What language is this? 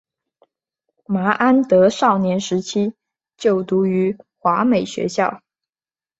Chinese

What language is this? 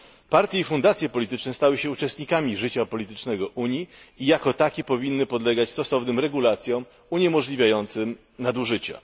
Polish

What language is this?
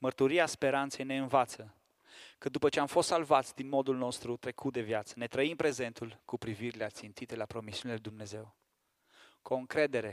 Romanian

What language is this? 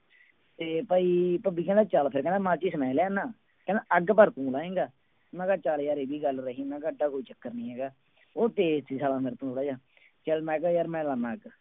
Punjabi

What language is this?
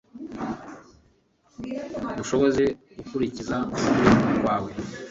Kinyarwanda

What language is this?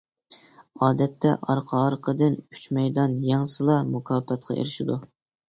Uyghur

